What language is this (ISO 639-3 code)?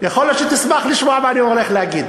heb